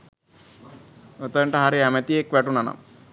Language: Sinhala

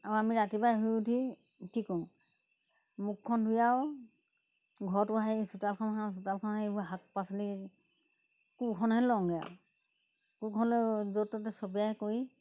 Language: Assamese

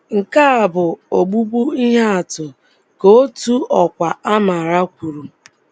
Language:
Igbo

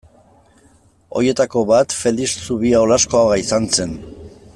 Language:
Basque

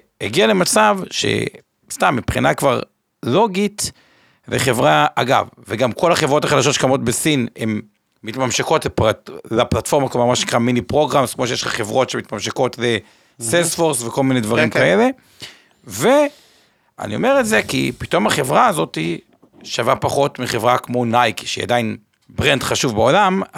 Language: Hebrew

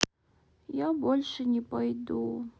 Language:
Russian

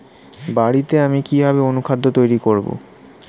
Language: Bangla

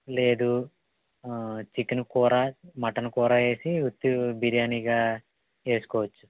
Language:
Telugu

